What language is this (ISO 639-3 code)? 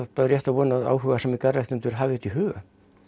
isl